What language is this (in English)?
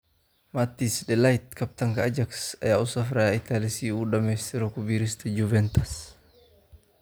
Somali